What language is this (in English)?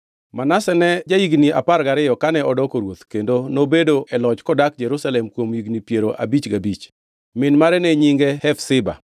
Luo (Kenya and Tanzania)